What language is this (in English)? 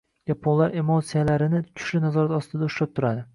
Uzbek